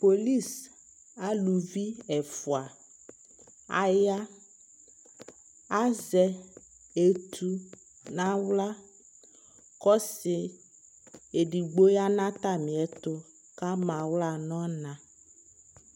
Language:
Ikposo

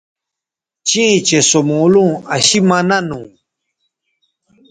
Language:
Bateri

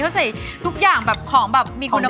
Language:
Thai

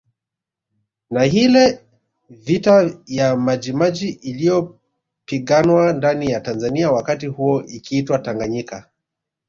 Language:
Swahili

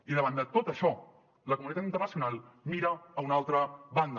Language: Catalan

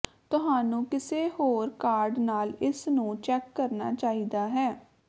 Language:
Punjabi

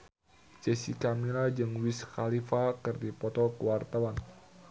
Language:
Sundanese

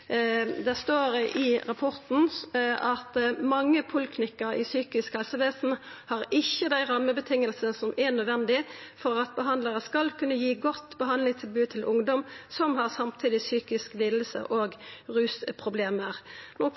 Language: Norwegian Nynorsk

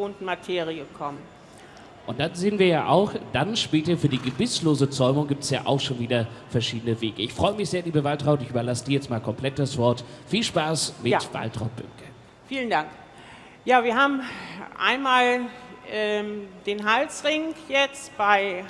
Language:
German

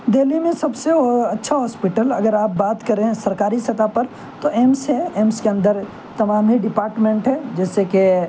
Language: Urdu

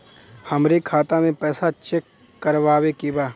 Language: Bhojpuri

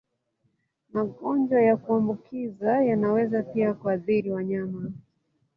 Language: Swahili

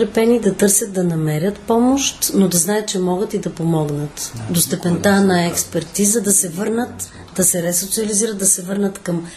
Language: Bulgarian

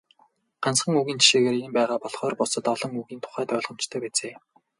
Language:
Mongolian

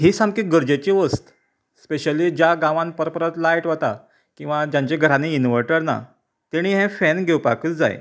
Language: Konkani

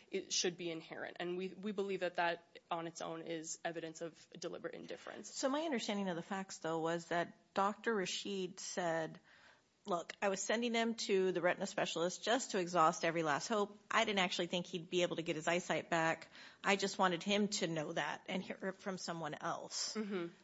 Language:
English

